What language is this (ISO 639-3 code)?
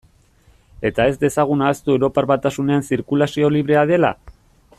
eus